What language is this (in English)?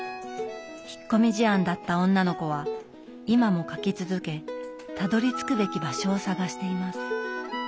Japanese